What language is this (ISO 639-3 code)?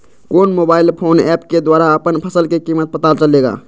mag